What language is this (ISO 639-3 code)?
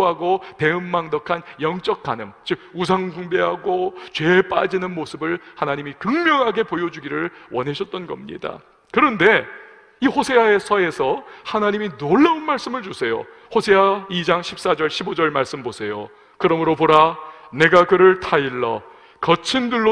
kor